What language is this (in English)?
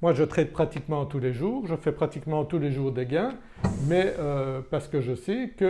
French